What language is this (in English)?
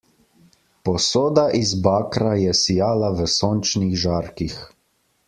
Slovenian